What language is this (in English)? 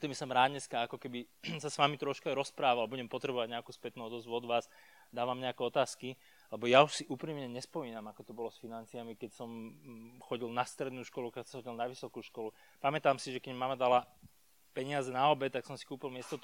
Slovak